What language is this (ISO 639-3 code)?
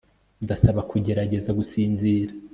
kin